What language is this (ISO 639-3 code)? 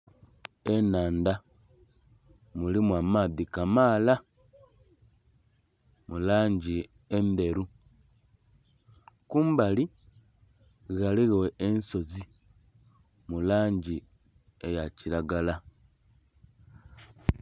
xog